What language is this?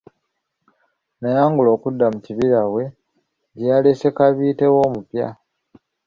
Ganda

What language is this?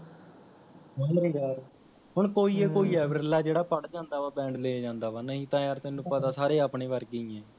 Punjabi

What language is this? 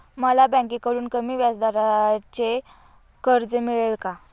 Marathi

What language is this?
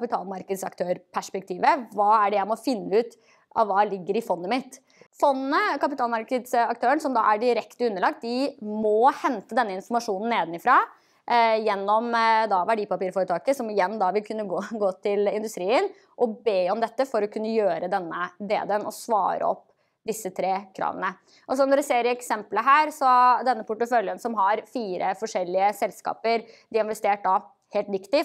Norwegian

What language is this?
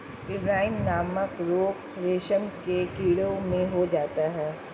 Hindi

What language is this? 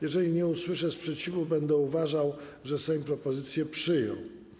Polish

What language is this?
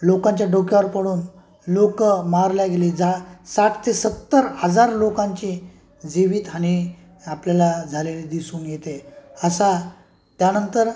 Marathi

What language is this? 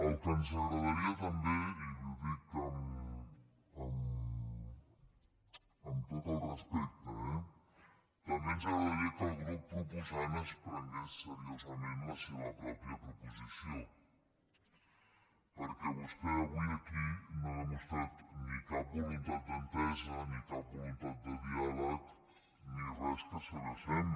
Catalan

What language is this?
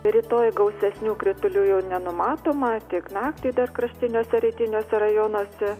Lithuanian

